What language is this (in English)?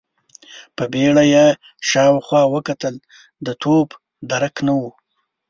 Pashto